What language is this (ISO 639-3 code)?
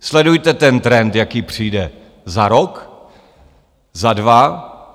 ces